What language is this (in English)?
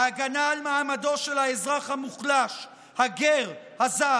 Hebrew